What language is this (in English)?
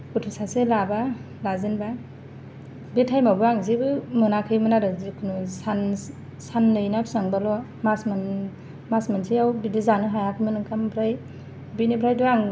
Bodo